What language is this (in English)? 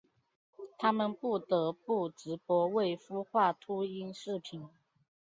Chinese